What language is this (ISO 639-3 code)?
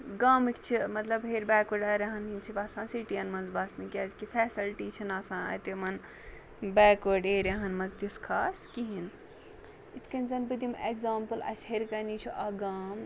kas